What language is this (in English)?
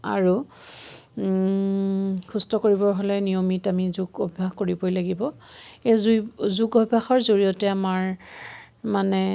Assamese